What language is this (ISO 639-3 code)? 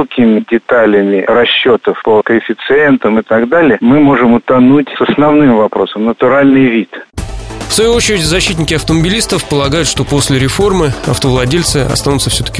rus